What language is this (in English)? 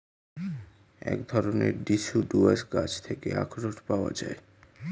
Bangla